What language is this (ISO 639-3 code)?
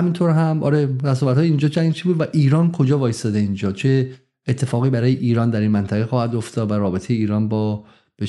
fas